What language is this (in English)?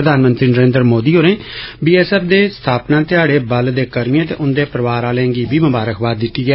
Dogri